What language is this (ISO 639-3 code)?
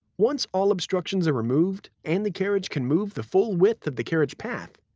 eng